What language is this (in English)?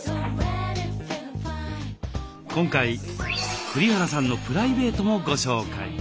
Japanese